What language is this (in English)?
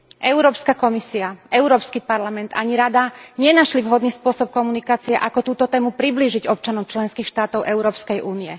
Slovak